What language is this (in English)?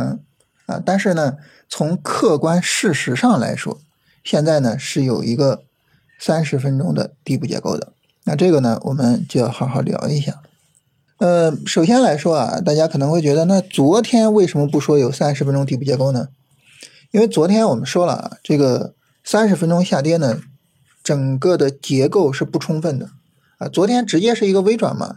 Chinese